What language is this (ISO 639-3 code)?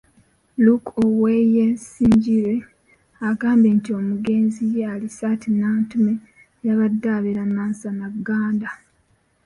lug